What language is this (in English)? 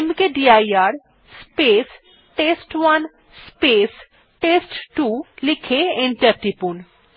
Bangla